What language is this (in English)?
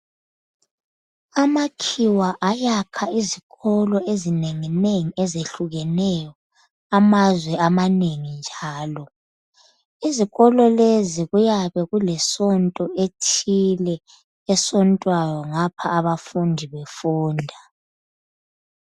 North Ndebele